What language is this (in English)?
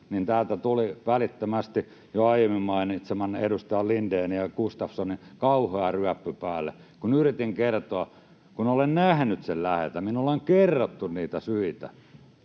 Finnish